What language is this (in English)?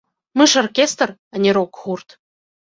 Belarusian